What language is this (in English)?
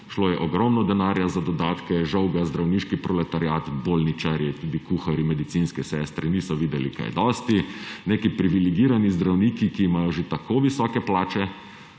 Slovenian